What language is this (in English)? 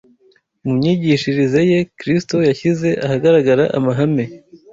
Kinyarwanda